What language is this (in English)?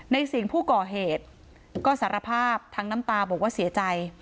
Thai